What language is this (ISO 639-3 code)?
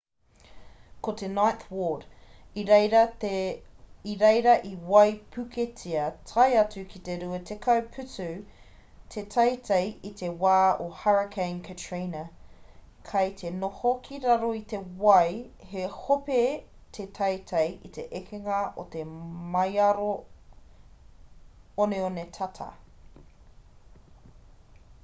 mri